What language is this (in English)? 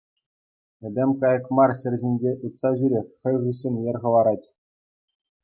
Chuvash